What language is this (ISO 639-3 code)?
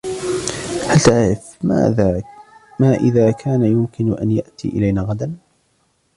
ara